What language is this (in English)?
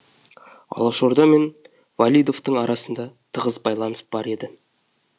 Kazakh